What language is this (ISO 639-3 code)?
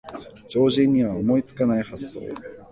jpn